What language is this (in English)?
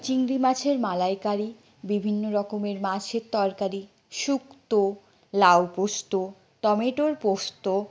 Bangla